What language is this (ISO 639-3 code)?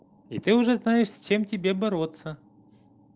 rus